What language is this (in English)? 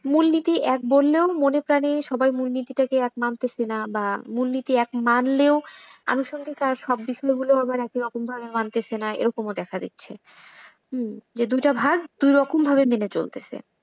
Bangla